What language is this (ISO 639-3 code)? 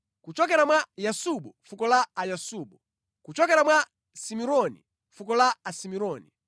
nya